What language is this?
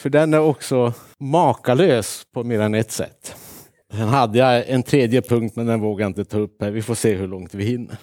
Swedish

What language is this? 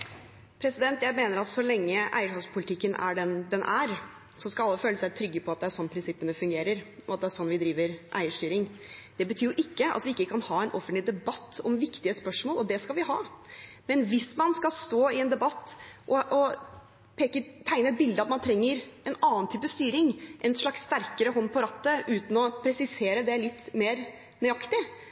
Norwegian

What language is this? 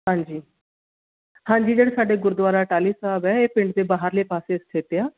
Punjabi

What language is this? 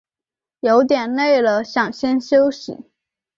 Chinese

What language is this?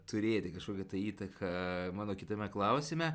Lithuanian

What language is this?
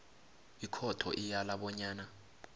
South Ndebele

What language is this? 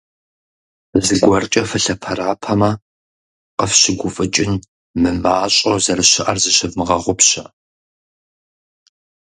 Kabardian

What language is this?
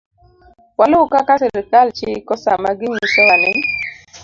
Luo (Kenya and Tanzania)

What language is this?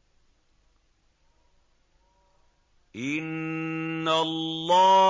Arabic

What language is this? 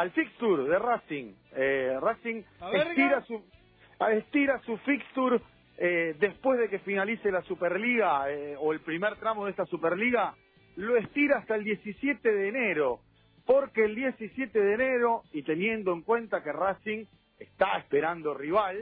Spanish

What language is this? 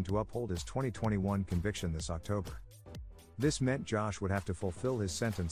English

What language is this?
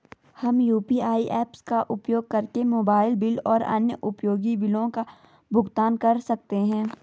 Hindi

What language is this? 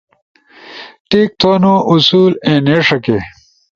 Ushojo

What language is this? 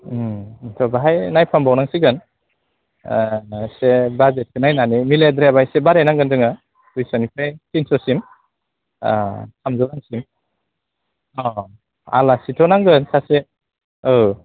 Bodo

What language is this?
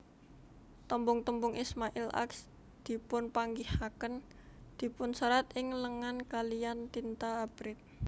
Javanese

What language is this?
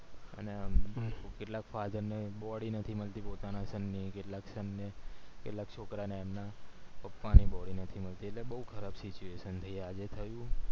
Gujarati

